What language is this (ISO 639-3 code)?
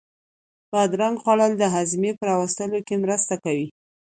pus